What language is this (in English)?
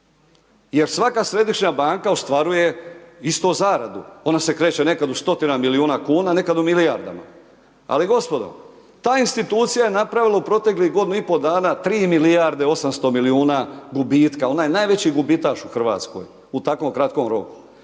Croatian